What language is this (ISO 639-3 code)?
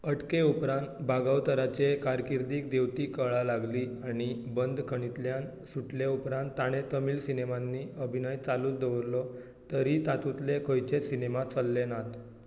kok